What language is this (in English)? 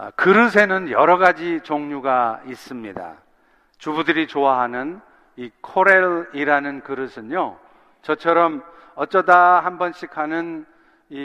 Korean